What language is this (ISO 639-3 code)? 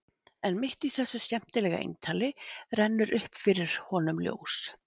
isl